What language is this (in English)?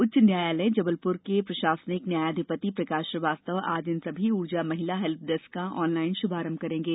Hindi